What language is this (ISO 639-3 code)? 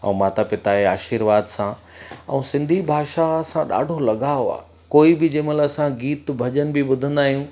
snd